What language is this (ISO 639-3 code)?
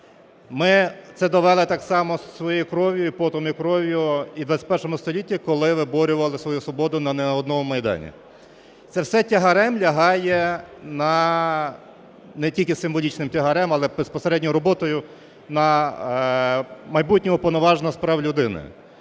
ukr